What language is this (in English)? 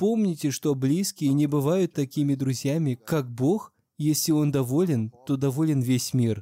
Russian